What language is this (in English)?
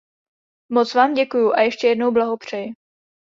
Czech